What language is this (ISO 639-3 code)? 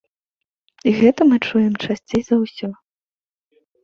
bel